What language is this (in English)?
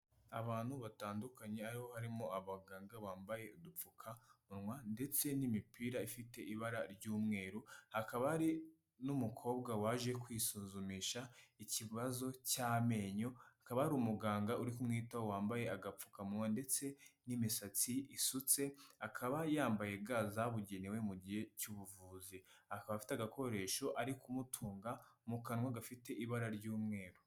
Kinyarwanda